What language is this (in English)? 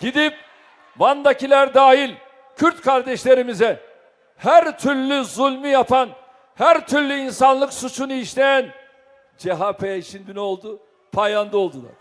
Turkish